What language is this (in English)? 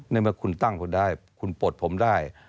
Thai